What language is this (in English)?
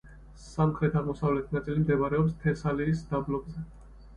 Georgian